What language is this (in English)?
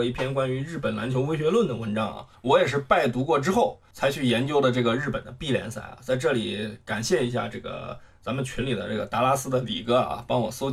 Chinese